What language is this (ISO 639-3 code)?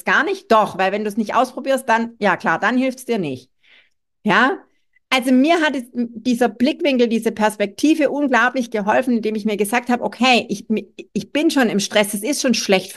deu